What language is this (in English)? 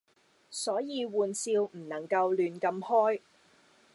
Cantonese